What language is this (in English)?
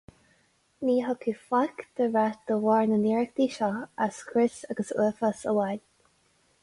Irish